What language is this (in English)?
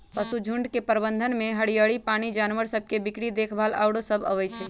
Magahi